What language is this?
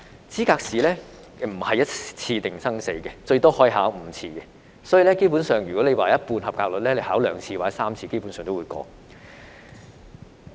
Cantonese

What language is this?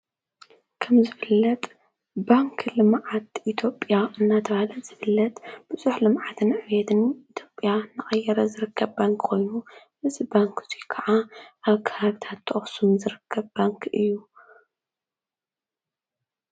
Tigrinya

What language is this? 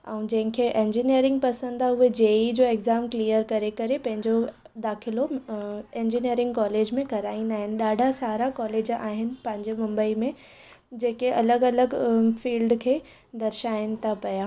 Sindhi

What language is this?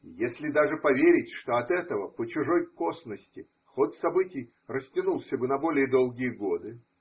Russian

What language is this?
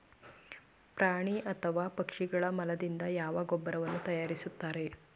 Kannada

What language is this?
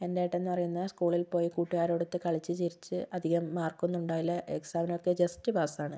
Malayalam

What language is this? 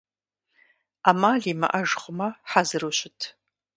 Kabardian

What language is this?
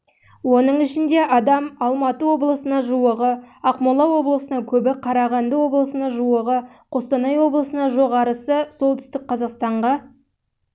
Kazakh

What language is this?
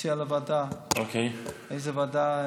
Hebrew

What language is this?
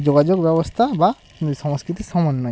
Bangla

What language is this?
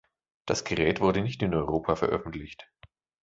German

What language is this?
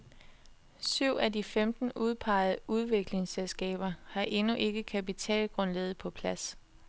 Danish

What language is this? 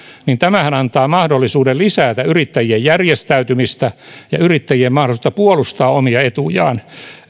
Finnish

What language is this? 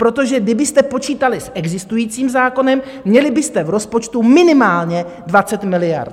Czech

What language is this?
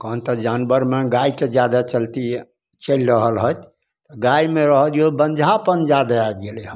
Maithili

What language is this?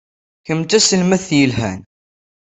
Kabyle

